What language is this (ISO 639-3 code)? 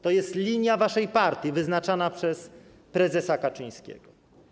pol